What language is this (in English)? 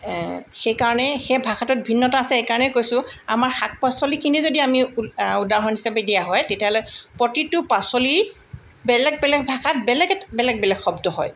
Assamese